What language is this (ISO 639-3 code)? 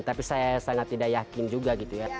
ind